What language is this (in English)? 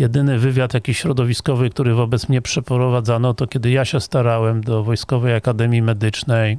Polish